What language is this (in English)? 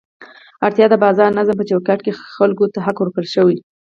Pashto